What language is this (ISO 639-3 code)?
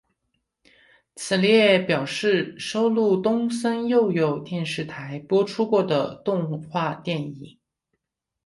zho